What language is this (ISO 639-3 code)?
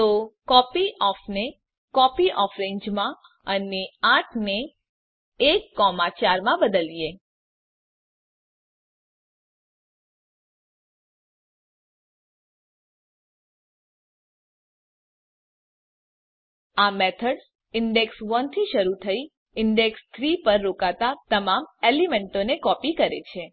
guj